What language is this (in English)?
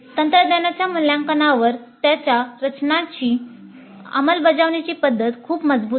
Marathi